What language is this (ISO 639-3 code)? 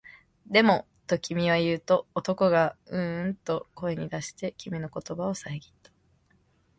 jpn